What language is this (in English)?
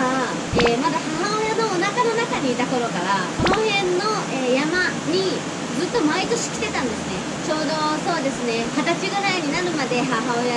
Japanese